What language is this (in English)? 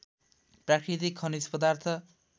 Nepali